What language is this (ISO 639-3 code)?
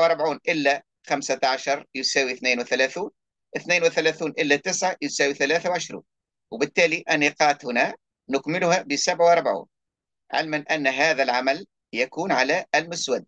ara